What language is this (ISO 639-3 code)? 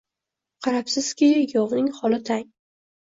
uzb